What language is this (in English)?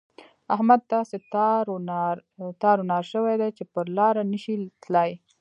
Pashto